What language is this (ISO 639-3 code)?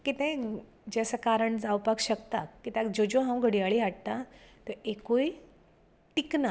kok